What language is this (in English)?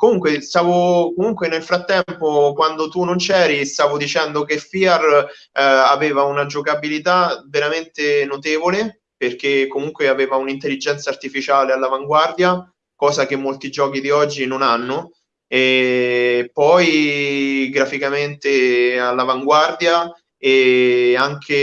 Italian